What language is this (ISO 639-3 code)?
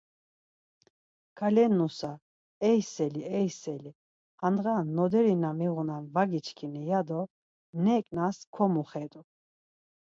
lzz